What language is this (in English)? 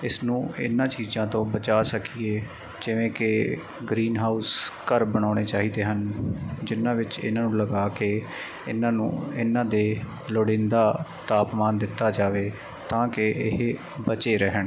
Punjabi